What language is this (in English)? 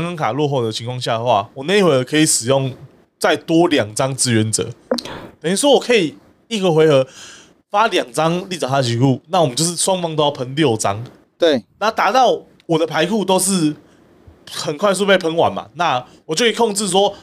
Chinese